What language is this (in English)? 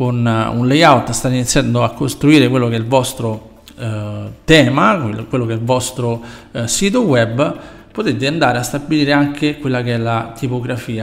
Italian